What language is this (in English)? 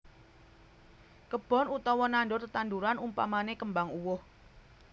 Javanese